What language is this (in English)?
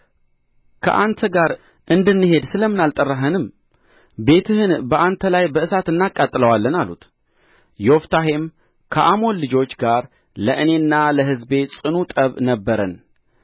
Amharic